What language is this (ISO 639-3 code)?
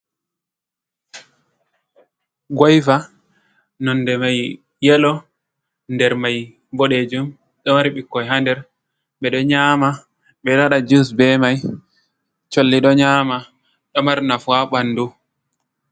ful